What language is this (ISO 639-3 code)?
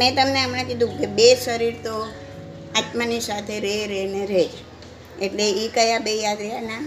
guj